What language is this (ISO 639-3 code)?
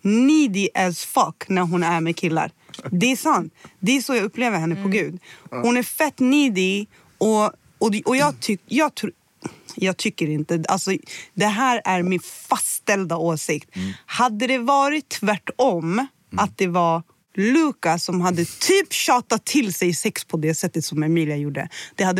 swe